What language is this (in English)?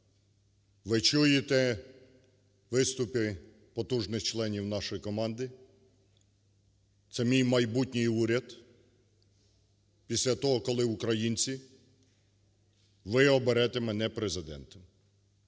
Ukrainian